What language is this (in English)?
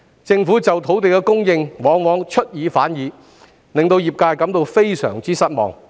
Cantonese